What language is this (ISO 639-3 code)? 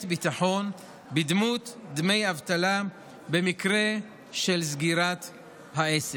heb